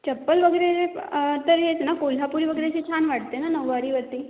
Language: Marathi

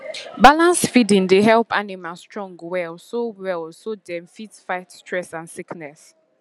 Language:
Nigerian Pidgin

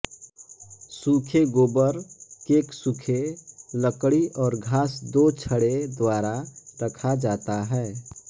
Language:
Hindi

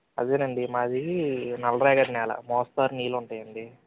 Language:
Telugu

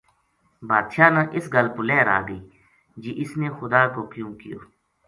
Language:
Gujari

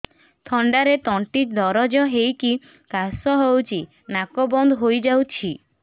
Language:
Odia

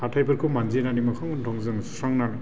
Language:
Bodo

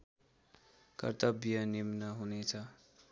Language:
Nepali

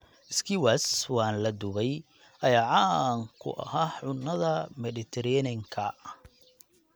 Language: Somali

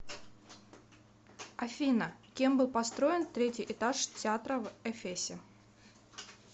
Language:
Russian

